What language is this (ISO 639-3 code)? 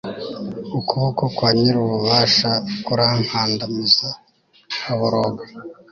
kin